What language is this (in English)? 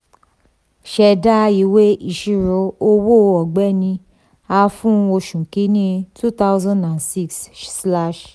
Yoruba